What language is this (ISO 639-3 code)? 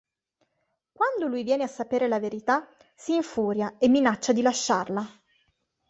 ita